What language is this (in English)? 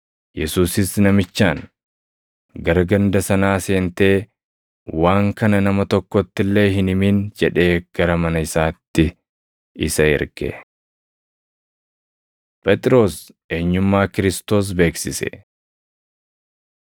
Oromo